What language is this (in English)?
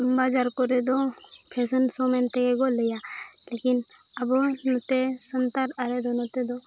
Santali